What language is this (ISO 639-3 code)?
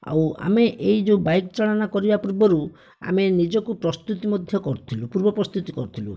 ori